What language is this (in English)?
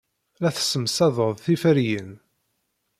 Kabyle